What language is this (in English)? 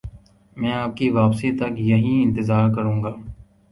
Urdu